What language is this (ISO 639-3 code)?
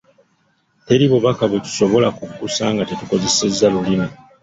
lug